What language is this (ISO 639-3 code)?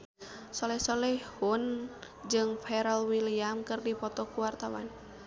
sun